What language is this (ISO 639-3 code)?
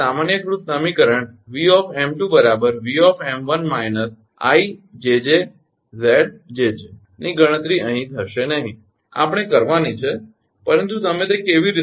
guj